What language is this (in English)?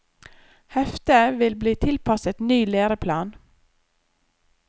Norwegian